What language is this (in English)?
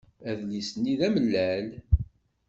Kabyle